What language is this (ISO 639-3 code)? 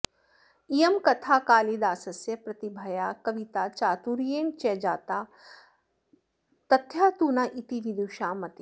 san